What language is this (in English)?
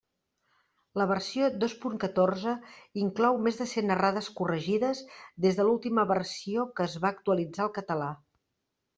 Catalan